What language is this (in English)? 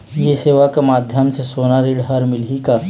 Chhattisgarhi